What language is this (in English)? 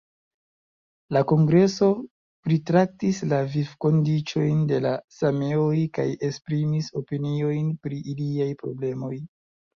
Esperanto